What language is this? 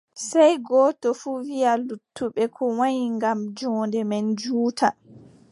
Adamawa Fulfulde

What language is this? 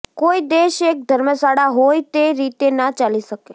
Gujarati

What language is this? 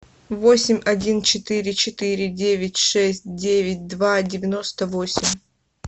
Russian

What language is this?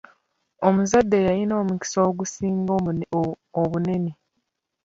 Ganda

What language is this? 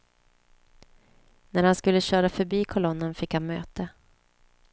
Swedish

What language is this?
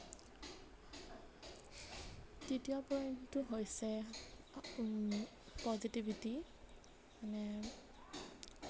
Assamese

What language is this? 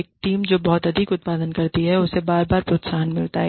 Hindi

